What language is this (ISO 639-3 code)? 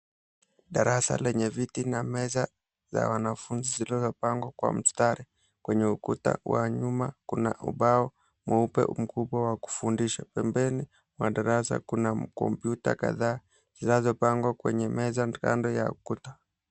swa